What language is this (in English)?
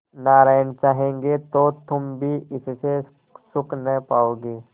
Hindi